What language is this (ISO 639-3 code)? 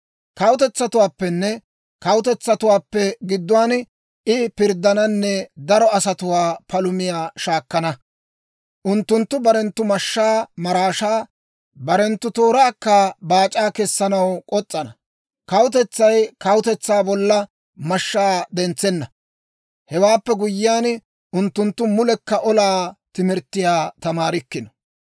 dwr